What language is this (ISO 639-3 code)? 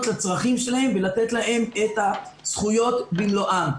heb